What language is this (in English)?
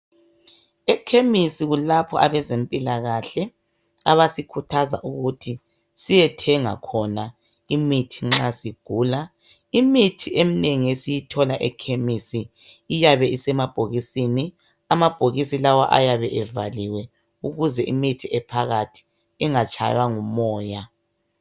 North Ndebele